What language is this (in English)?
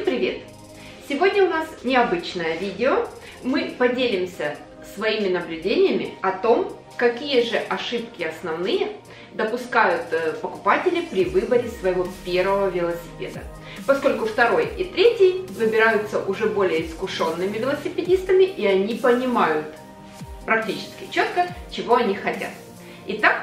Russian